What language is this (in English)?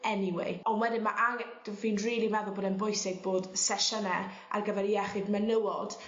Welsh